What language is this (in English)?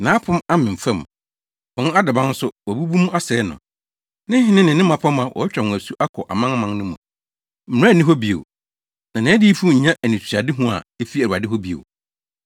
Akan